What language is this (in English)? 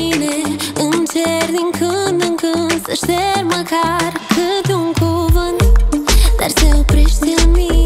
Romanian